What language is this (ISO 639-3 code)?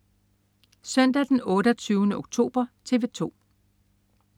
dan